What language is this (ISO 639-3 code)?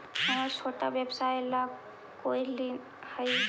mag